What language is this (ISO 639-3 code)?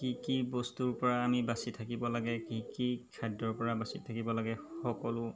asm